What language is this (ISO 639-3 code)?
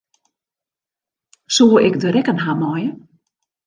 fry